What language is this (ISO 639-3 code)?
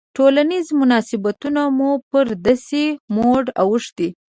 pus